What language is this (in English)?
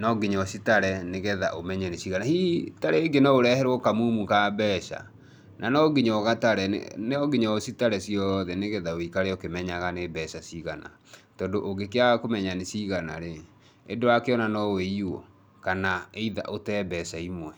Kikuyu